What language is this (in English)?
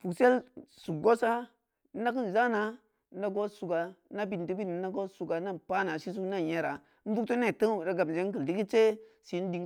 Samba Leko